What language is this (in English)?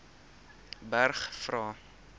Afrikaans